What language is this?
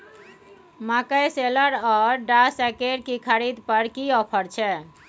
Maithili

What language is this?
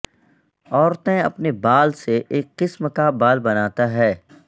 Urdu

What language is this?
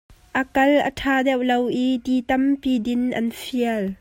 Hakha Chin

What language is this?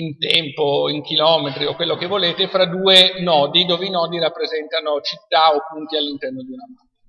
Italian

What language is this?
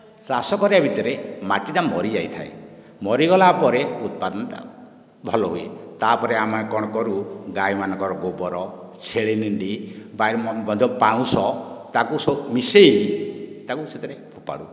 Odia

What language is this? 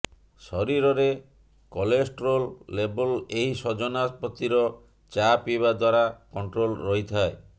Odia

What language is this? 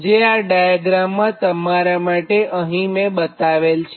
Gujarati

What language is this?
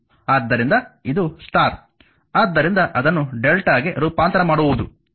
Kannada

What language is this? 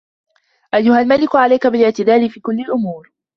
Arabic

